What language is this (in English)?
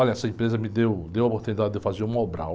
Portuguese